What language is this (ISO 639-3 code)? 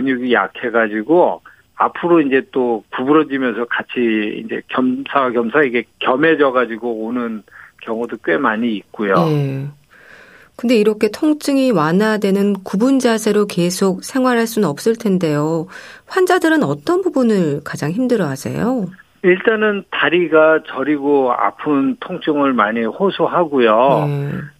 kor